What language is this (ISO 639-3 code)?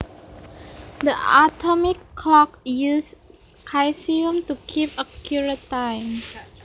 jav